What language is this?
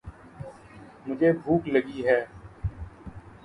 Urdu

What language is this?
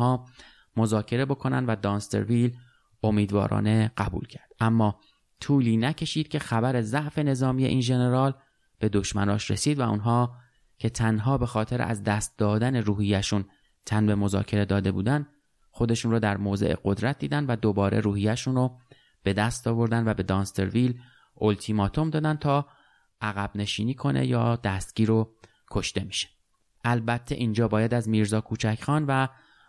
Persian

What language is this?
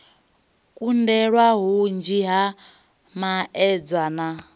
Venda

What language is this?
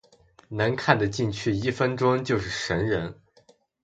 Chinese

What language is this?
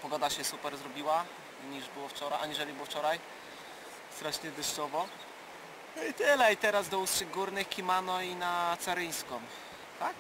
Polish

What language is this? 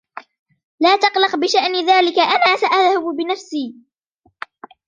Arabic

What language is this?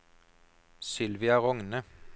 Norwegian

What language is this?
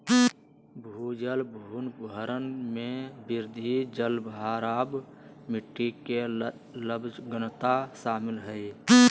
Magahi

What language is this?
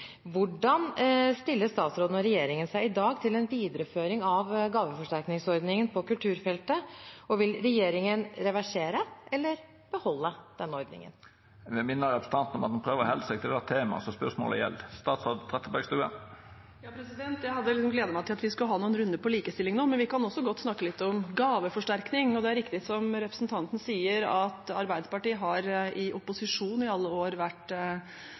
Norwegian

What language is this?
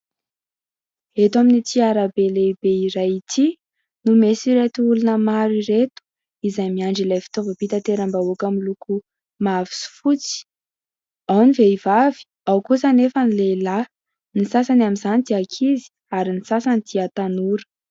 Malagasy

